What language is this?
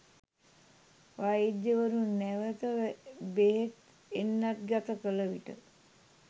Sinhala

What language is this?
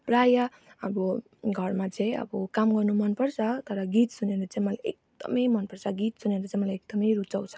Nepali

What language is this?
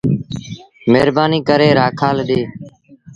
Sindhi Bhil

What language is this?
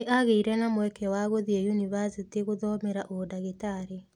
Kikuyu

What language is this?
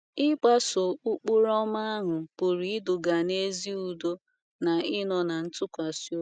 Igbo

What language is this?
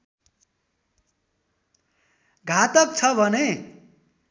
Nepali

